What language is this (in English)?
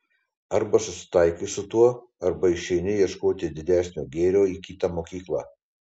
Lithuanian